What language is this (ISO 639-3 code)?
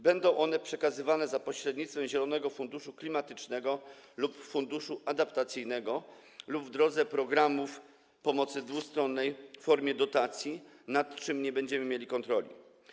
pol